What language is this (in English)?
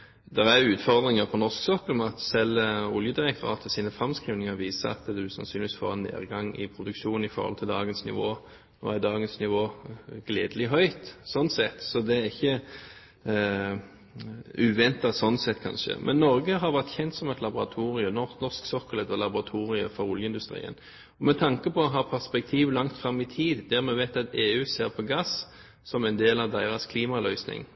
Norwegian Bokmål